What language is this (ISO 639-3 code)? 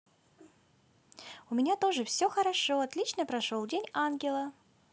rus